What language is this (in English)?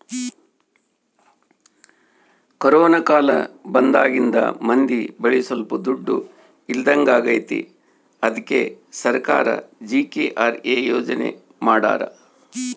Kannada